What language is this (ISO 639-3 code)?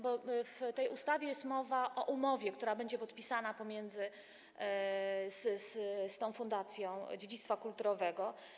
pol